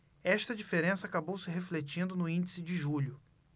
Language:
Portuguese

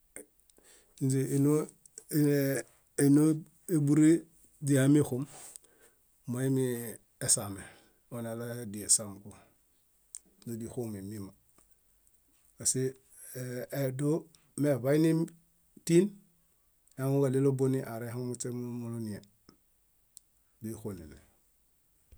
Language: Bayot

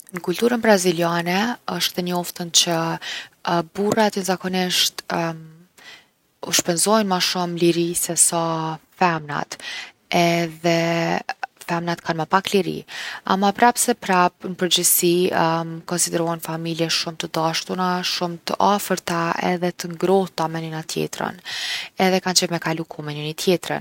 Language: Gheg Albanian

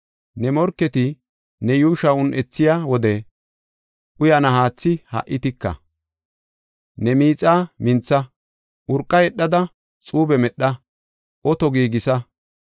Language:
Gofa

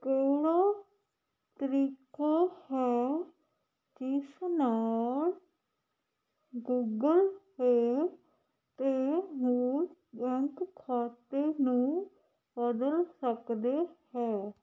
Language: Punjabi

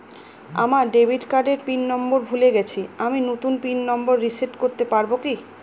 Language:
Bangla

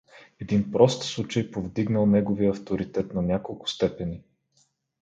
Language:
Bulgarian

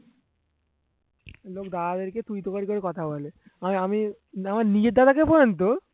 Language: Bangla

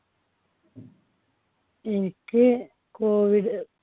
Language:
Malayalam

